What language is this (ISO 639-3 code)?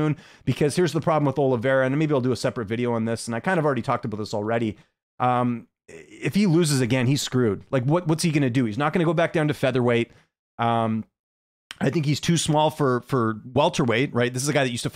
eng